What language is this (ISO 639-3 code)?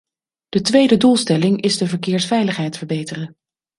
nld